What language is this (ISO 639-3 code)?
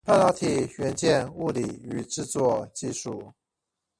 zho